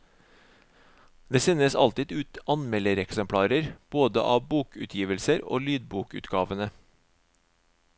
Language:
Norwegian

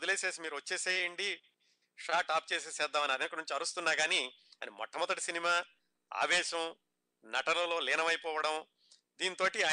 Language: Telugu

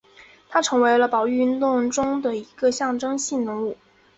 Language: Chinese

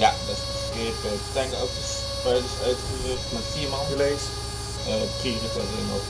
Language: Dutch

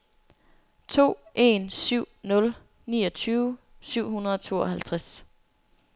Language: Danish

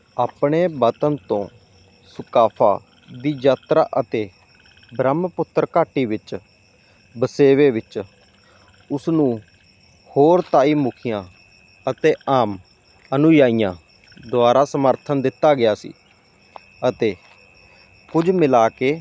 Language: Punjabi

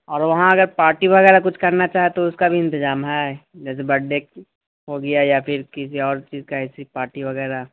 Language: Urdu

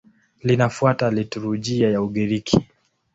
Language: Swahili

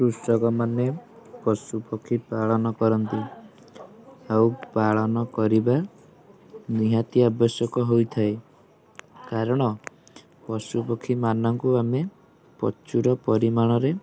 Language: Odia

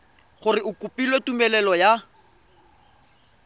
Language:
Tswana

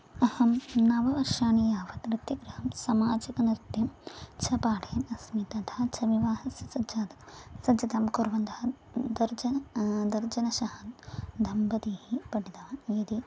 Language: Sanskrit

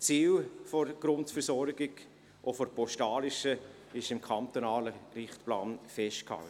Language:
Swiss German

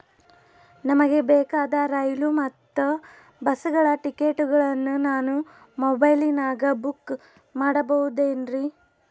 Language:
Kannada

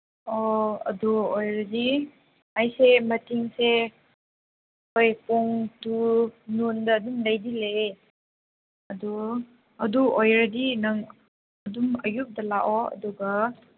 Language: Manipuri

